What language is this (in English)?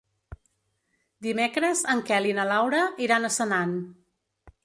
Catalan